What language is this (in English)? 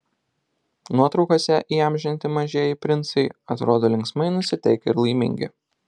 Lithuanian